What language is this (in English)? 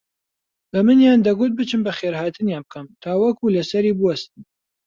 Central Kurdish